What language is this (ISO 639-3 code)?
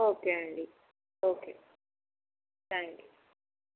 tel